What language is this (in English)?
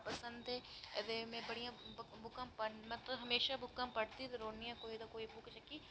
Dogri